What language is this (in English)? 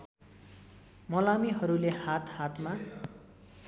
Nepali